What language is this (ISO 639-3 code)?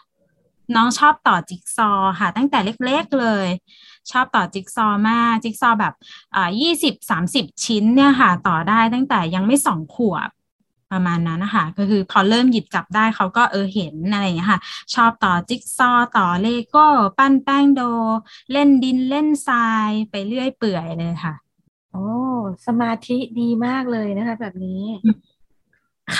tha